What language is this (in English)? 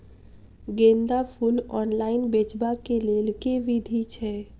Maithili